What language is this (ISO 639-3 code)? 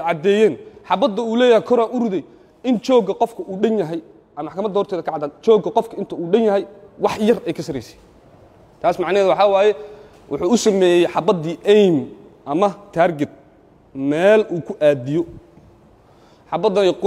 ara